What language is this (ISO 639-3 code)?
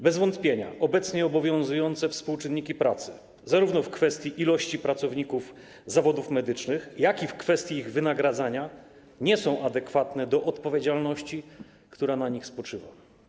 pol